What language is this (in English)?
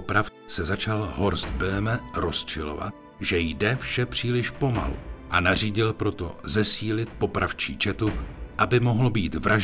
Czech